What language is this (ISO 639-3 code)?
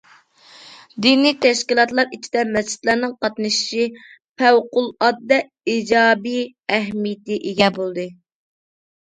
uig